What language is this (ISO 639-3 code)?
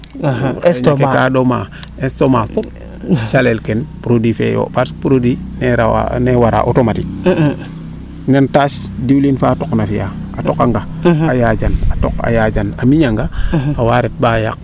srr